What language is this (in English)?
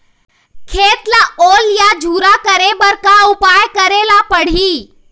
Chhattisgarhi